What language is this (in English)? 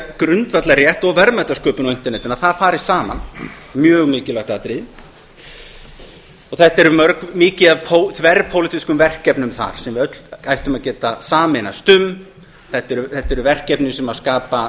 Icelandic